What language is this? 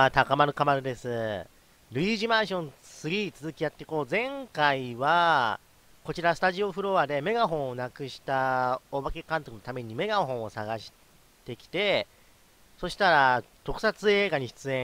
Japanese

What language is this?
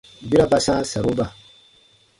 Baatonum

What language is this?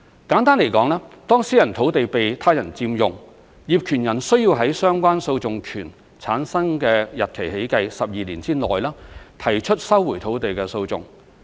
Cantonese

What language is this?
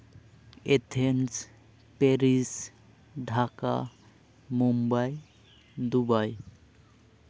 Santali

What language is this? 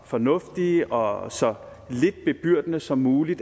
Danish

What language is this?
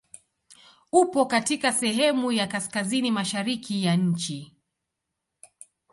Swahili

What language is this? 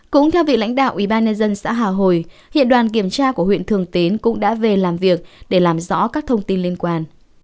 Vietnamese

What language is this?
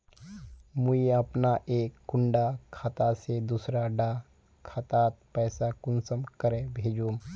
Magahi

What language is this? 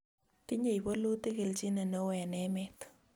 Kalenjin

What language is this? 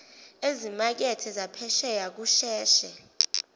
Zulu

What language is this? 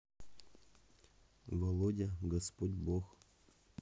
Russian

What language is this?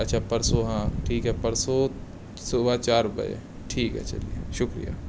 Urdu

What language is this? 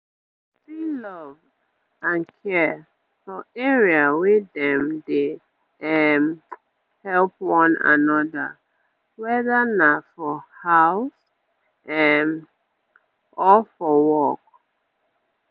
Nigerian Pidgin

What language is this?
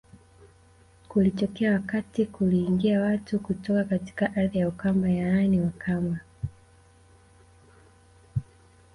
Swahili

